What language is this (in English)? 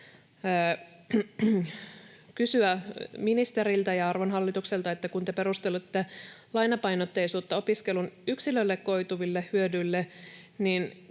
Finnish